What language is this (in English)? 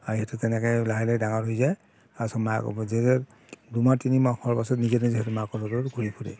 Assamese